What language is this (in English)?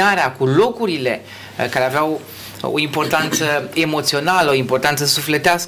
Romanian